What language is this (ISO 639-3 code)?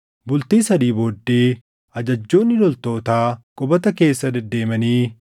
orm